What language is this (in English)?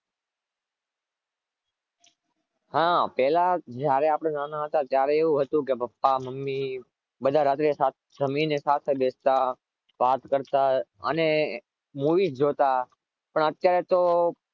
Gujarati